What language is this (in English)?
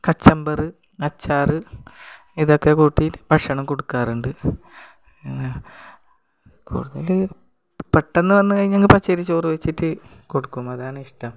Malayalam